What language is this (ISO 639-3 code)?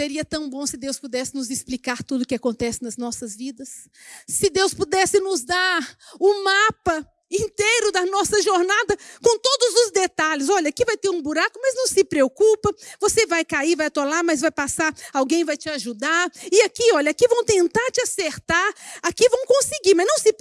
por